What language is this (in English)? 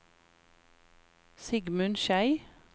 Norwegian